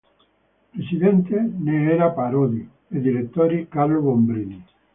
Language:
Italian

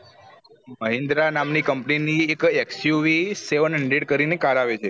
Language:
Gujarati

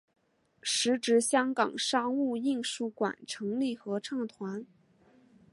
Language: Chinese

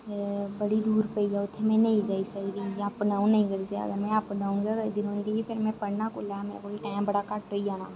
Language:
Dogri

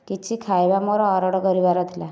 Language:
Odia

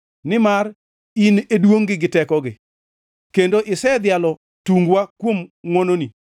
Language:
Luo (Kenya and Tanzania)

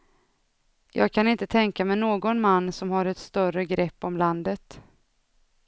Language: Swedish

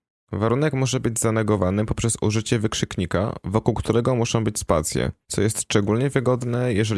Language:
Polish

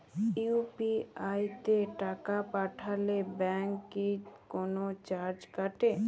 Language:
Bangla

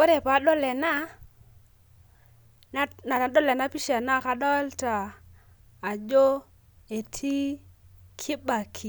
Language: Masai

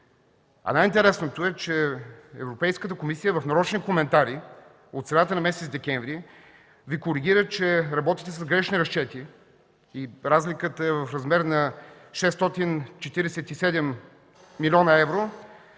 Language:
Bulgarian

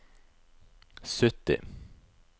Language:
Norwegian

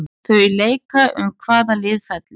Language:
Icelandic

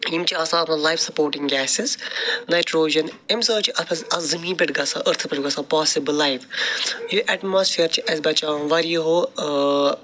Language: Kashmiri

